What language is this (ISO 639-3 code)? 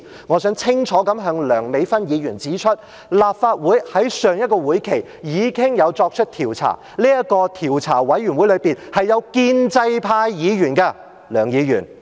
yue